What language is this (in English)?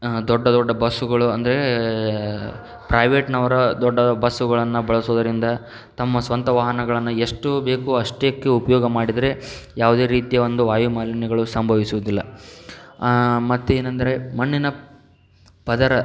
Kannada